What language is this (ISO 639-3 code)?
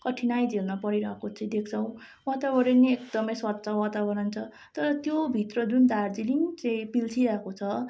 nep